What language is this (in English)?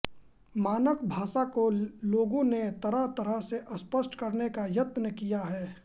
Hindi